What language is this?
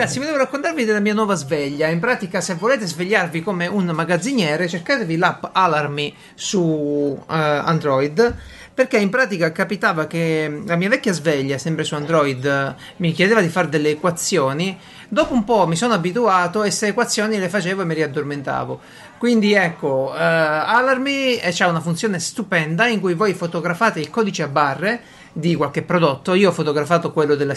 Italian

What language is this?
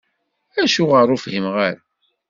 Kabyle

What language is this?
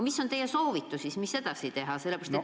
Estonian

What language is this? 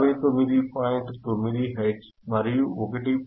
Telugu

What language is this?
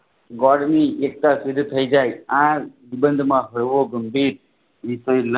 Gujarati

